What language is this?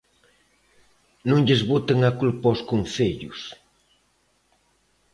Galician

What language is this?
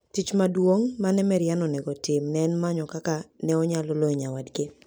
Luo (Kenya and Tanzania)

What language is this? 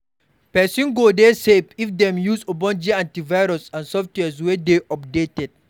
Nigerian Pidgin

